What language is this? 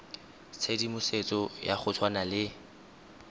Tswana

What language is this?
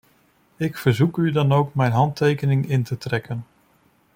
Dutch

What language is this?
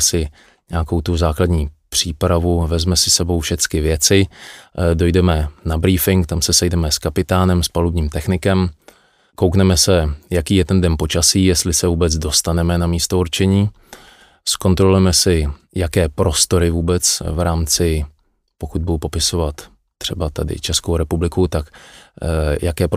Czech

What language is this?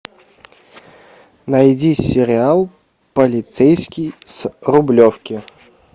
Russian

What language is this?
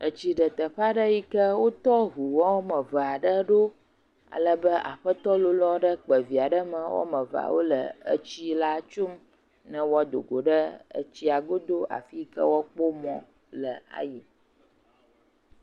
Ewe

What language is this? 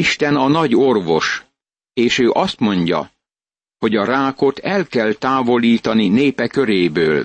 Hungarian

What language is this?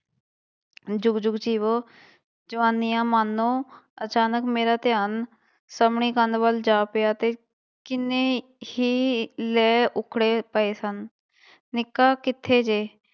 Punjabi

